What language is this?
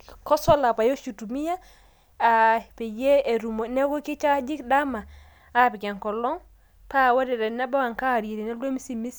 Masai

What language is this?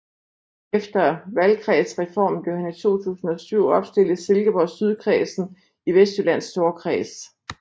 Danish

